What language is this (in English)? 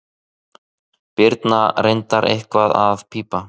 Icelandic